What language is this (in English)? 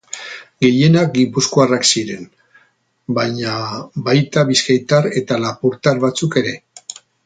Basque